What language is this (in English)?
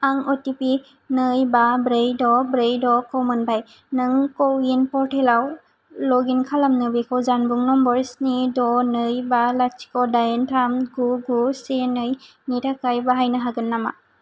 Bodo